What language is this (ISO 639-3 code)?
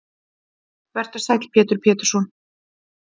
isl